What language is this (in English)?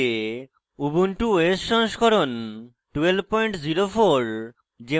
Bangla